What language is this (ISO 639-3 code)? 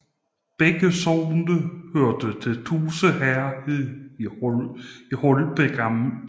dan